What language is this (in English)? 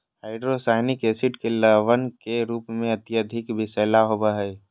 Magahi